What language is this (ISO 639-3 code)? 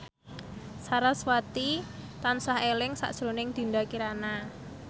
jav